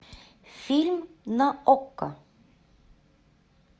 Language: Russian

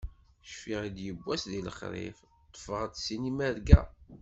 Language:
Kabyle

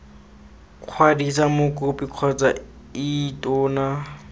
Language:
Tswana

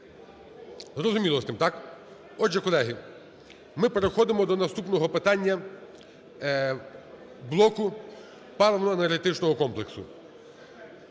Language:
Ukrainian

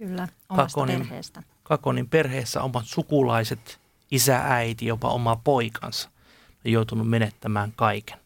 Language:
Finnish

